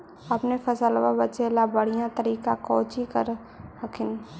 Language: Magahi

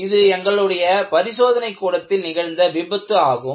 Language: Tamil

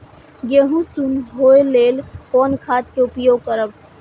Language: Maithili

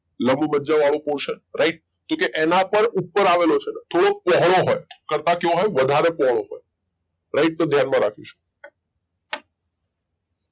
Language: Gujarati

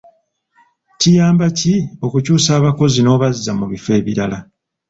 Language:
Ganda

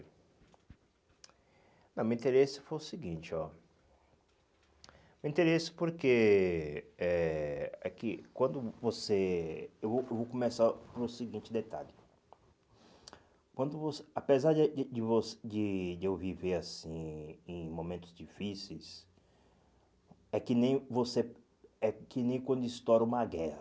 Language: Portuguese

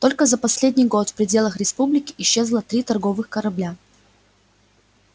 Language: Russian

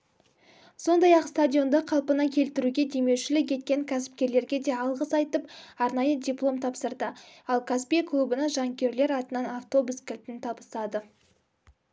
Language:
Kazakh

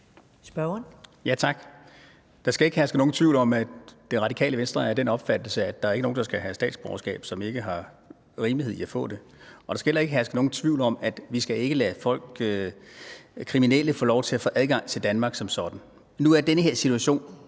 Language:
Danish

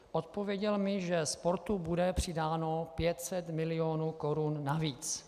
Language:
Czech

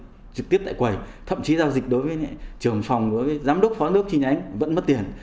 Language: Vietnamese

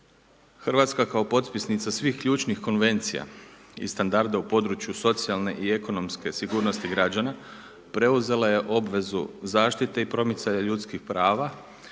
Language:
Croatian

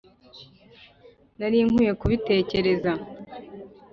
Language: Kinyarwanda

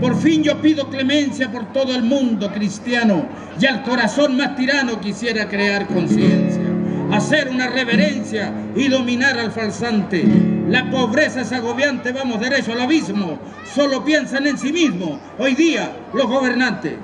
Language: Spanish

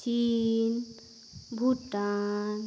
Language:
Santali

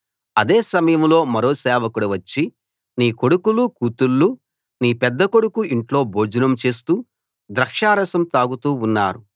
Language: Telugu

